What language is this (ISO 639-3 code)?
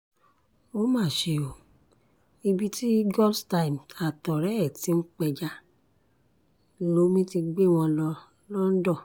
yor